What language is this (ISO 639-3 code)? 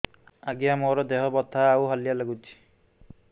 ori